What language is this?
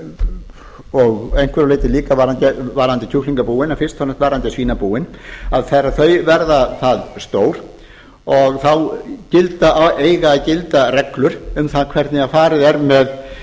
Icelandic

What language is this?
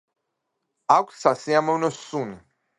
Georgian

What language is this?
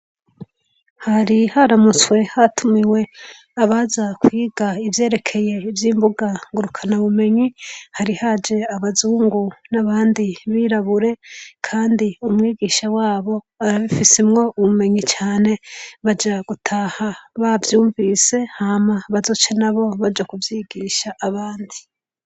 Rundi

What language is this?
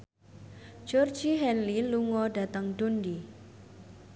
Javanese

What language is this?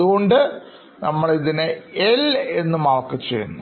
Malayalam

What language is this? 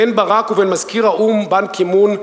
Hebrew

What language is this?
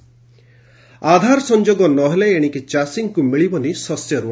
Odia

